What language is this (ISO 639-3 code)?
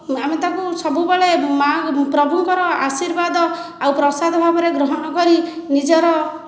ori